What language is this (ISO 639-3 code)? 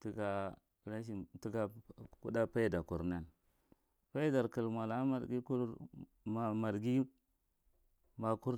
mrt